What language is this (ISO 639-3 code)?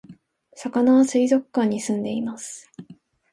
jpn